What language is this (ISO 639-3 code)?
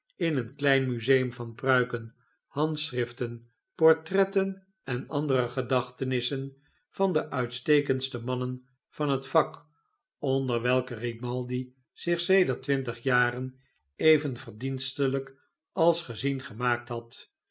nld